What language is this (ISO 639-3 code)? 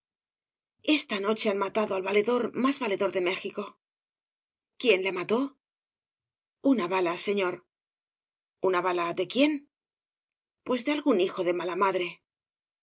spa